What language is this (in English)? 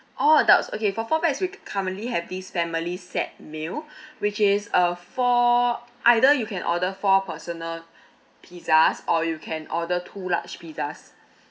English